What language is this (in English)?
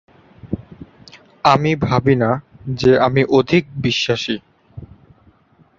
Bangla